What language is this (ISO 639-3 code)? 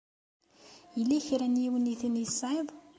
kab